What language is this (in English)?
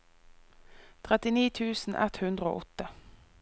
Norwegian